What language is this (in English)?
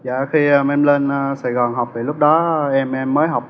Vietnamese